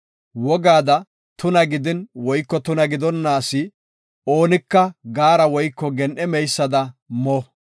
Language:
Gofa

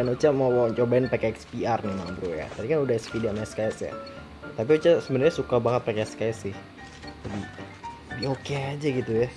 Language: Indonesian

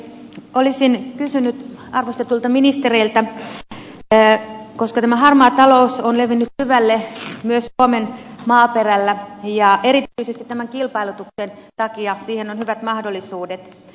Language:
Finnish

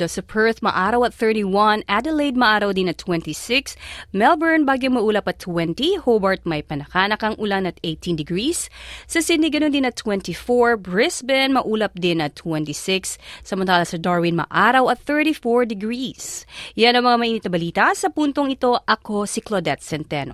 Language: Filipino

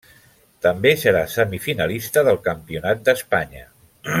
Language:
Catalan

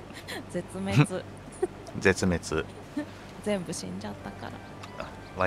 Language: Japanese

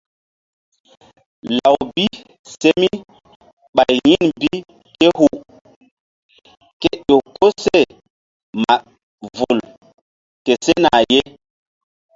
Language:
Mbum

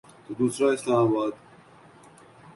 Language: Urdu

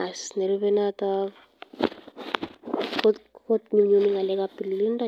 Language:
Kalenjin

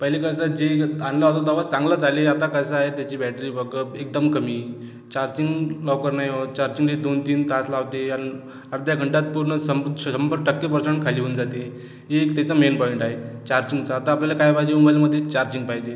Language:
Marathi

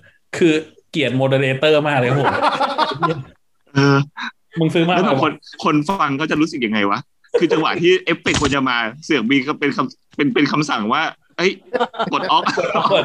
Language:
Thai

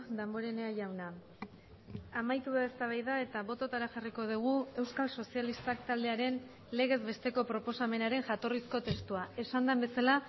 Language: Basque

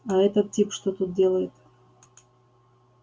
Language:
Russian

